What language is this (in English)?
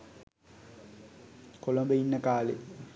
Sinhala